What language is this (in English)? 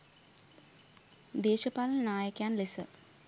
Sinhala